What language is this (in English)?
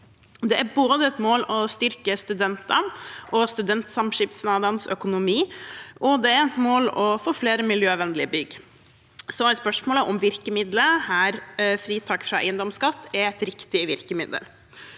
Norwegian